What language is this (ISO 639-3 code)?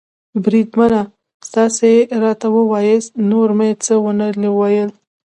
pus